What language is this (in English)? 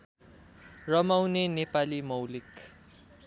Nepali